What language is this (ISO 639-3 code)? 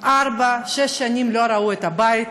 heb